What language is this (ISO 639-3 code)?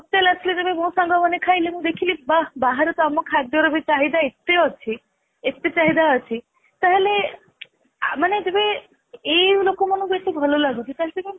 ori